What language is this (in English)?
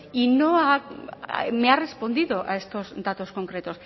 Spanish